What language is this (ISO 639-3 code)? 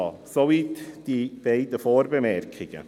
gsw